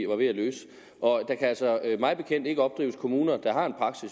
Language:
Danish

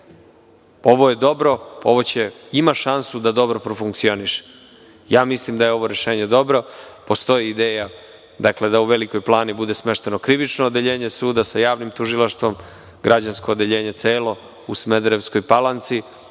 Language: Serbian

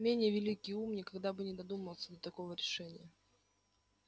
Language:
Russian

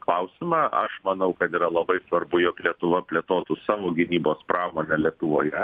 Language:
Lithuanian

